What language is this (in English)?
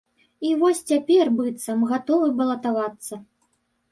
Belarusian